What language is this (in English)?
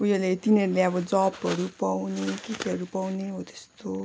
Nepali